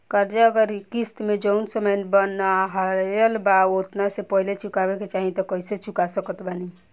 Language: Bhojpuri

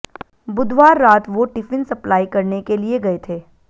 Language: Hindi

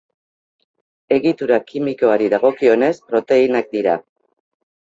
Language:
Basque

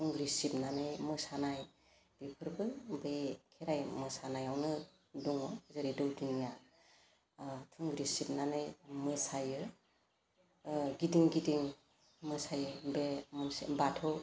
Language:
Bodo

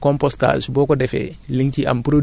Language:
Wolof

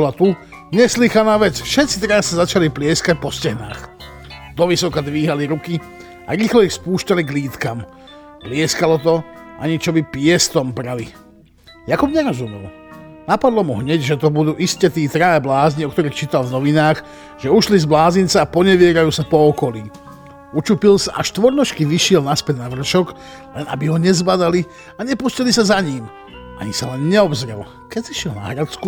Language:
Slovak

